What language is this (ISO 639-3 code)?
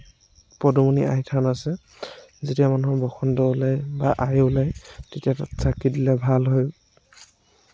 asm